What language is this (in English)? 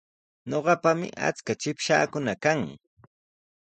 Sihuas Ancash Quechua